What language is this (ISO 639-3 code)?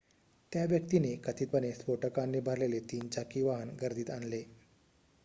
mar